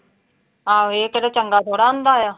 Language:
Punjabi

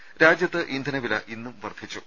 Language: Malayalam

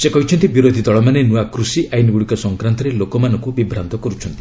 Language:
Odia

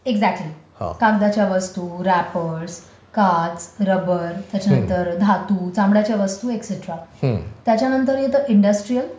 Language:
Marathi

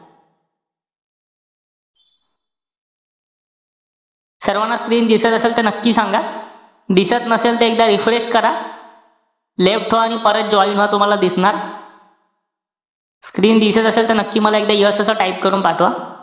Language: Marathi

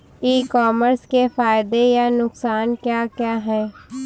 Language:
Hindi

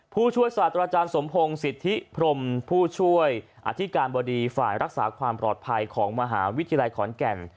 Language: Thai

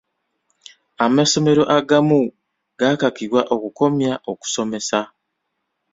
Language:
Ganda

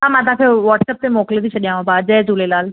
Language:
Sindhi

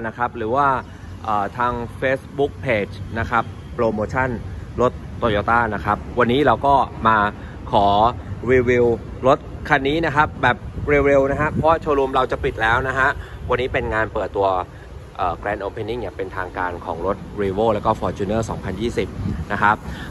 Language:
Thai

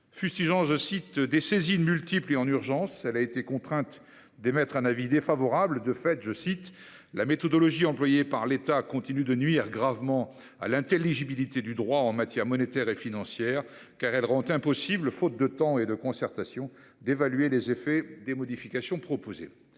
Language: French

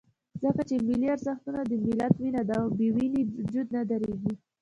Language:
Pashto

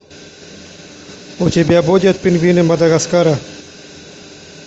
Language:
Russian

